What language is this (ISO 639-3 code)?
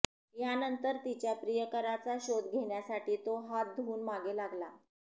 mar